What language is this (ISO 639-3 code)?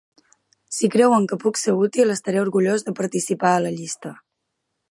cat